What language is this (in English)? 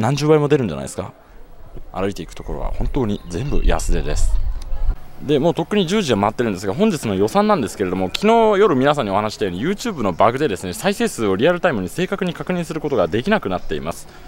Japanese